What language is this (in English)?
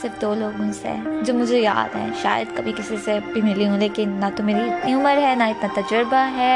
Urdu